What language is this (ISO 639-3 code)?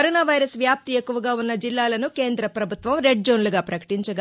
tel